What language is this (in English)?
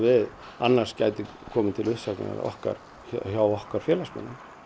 Icelandic